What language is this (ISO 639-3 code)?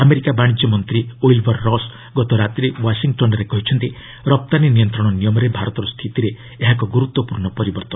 ori